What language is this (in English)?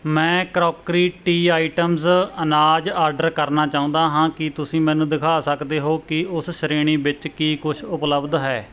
Punjabi